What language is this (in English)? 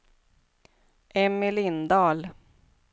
Swedish